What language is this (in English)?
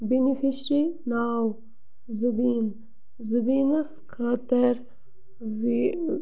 Kashmiri